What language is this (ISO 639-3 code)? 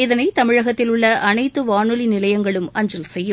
tam